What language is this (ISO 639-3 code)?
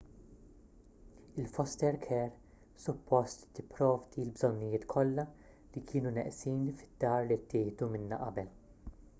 mlt